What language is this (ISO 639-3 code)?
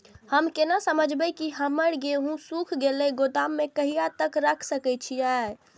mai